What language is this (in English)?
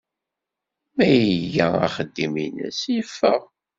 Kabyle